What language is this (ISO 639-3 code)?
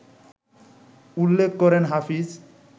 ben